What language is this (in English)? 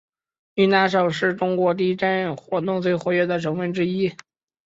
Chinese